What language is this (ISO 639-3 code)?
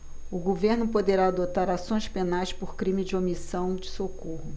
por